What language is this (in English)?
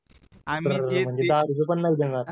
Marathi